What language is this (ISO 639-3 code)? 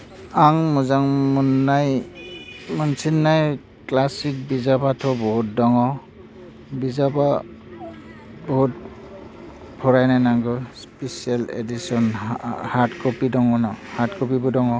brx